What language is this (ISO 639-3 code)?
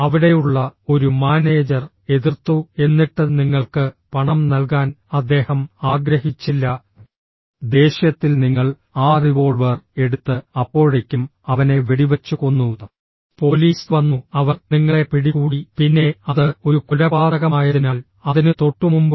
mal